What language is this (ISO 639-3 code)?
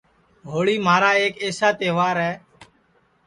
ssi